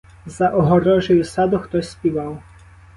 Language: Ukrainian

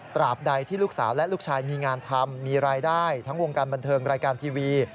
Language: Thai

